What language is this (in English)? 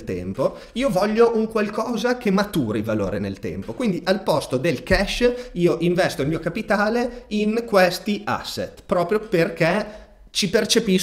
Italian